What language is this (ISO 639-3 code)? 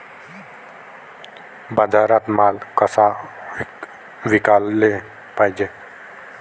mar